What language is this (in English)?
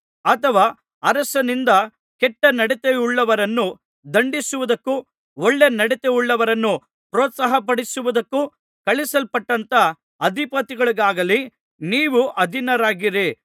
Kannada